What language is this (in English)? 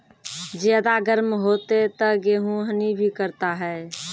Maithili